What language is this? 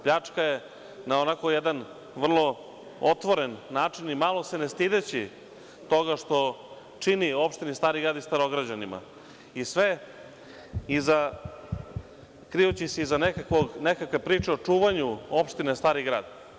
Serbian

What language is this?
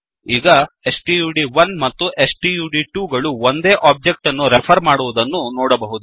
Kannada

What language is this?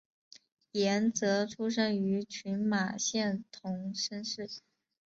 Chinese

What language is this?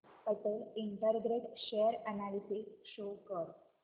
Marathi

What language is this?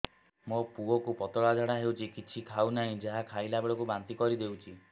Odia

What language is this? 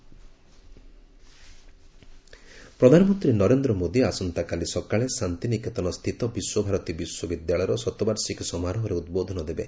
Odia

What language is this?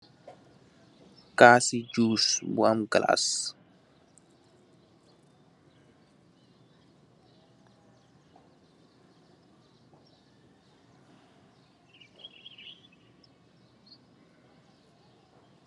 Wolof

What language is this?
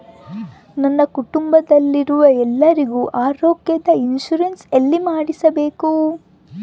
Kannada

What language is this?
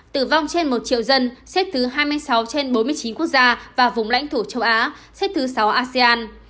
Vietnamese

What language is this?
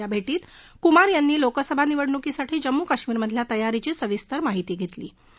Marathi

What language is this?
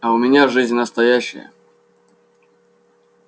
Russian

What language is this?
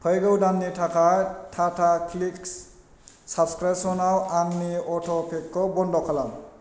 Bodo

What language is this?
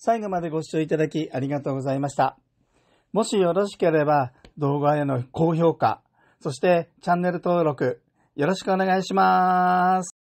Japanese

